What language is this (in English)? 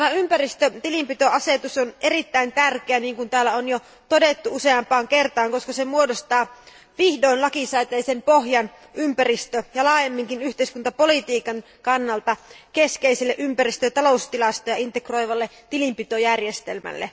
Finnish